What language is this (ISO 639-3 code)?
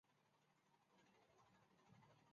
zho